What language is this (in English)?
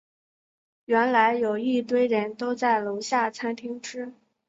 Chinese